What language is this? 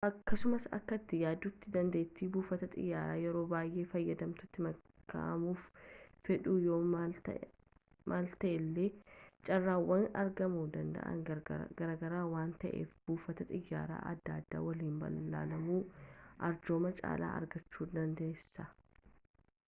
Oromo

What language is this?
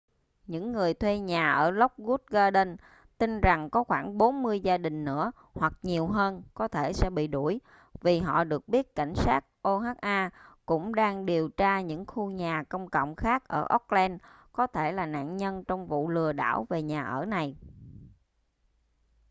Vietnamese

